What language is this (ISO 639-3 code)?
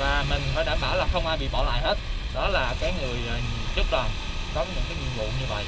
vie